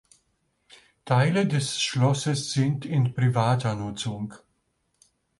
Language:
German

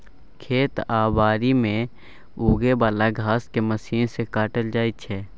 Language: Maithili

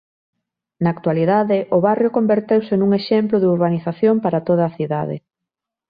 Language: Galician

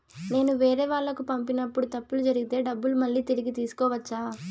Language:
Telugu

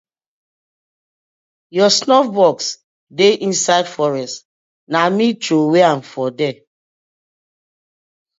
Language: Nigerian Pidgin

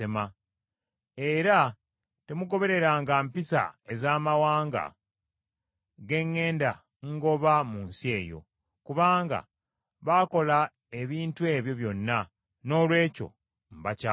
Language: Ganda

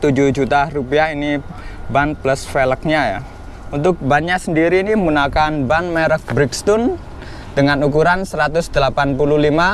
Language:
Indonesian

